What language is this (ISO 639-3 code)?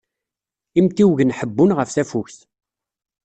kab